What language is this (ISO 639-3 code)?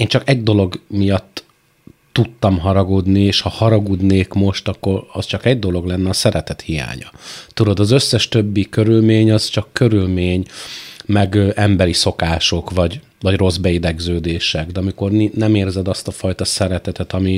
hun